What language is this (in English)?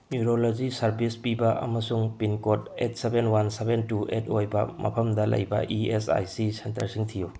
Manipuri